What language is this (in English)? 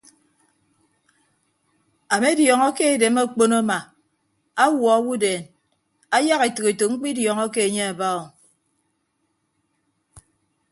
Ibibio